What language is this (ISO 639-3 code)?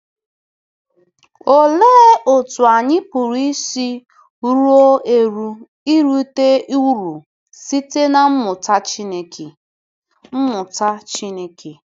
ibo